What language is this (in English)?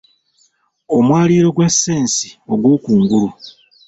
Ganda